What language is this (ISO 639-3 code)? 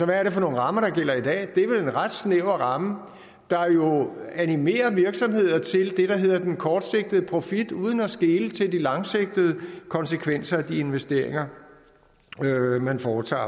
dan